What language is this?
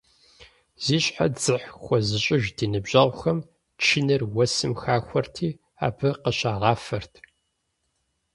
Kabardian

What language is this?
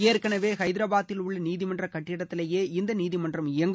Tamil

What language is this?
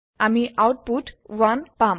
Assamese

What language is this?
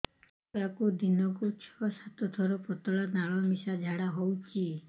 Odia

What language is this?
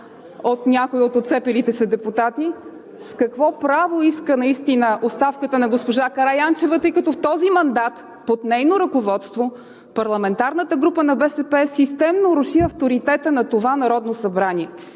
Bulgarian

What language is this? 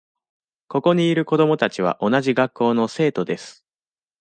Japanese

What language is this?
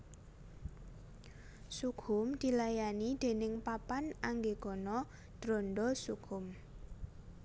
Javanese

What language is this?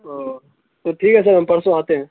Urdu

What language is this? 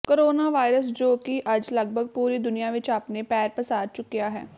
Punjabi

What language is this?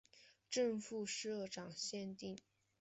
Chinese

